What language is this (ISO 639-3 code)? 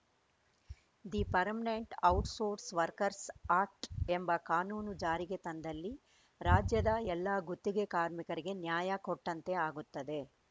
kan